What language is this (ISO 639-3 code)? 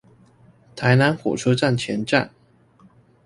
zho